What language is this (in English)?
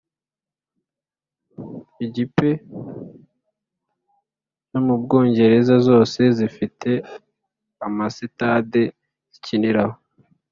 Kinyarwanda